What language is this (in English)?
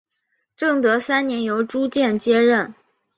Chinese